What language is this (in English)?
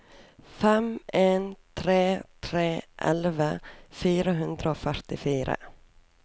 Norwegian